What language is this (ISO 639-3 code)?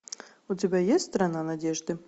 rus